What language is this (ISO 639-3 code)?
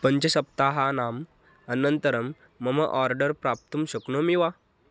san